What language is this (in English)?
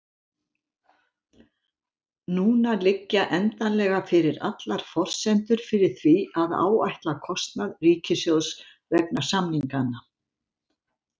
Icelandic